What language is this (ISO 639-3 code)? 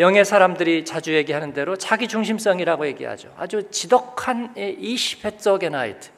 kor